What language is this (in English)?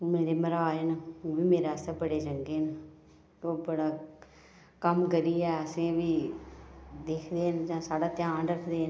Dogri